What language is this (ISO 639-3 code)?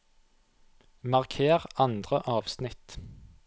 nor